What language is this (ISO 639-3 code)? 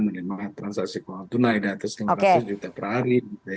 ind